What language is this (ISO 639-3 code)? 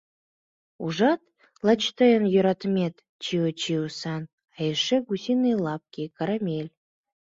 chm